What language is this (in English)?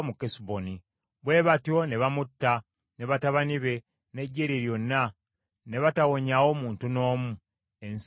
Ganda